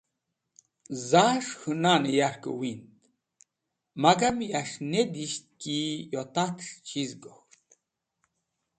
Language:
Wakhi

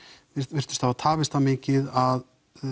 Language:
Icelandic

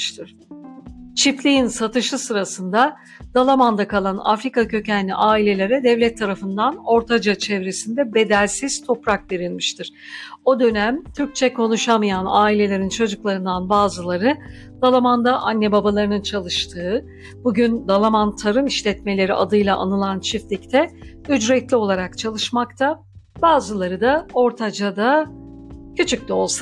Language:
Turkish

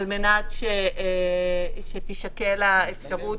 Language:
Hebrew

